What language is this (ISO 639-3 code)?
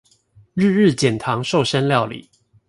zho